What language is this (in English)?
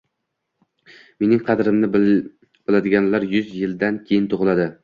Uzbek